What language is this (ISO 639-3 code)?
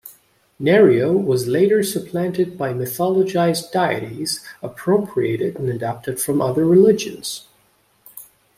eng